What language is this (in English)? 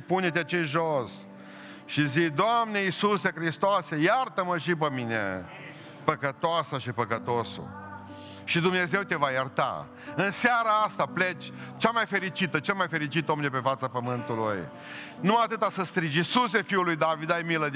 Romanian